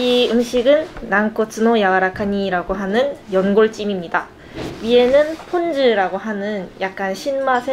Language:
Korean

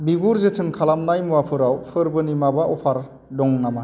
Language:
Bodo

